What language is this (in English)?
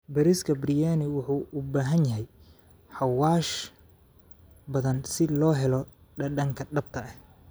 Somali